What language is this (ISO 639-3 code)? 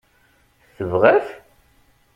kab